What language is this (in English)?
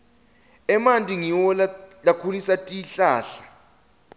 Swati